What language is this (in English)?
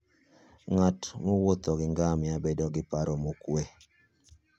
Luo (Kenya and Tanzania)